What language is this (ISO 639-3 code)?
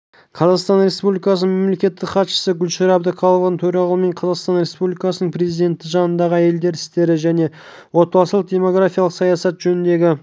kaz